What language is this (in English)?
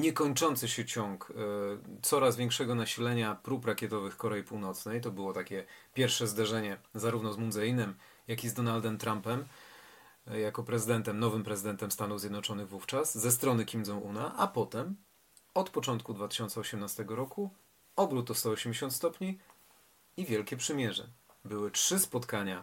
Polish